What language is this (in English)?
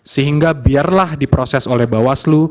Indonesian